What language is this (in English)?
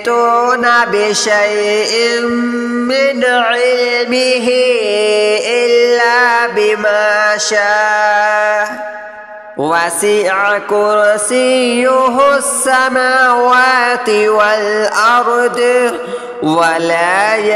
Arabic